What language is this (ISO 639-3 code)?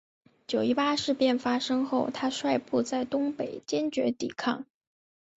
zho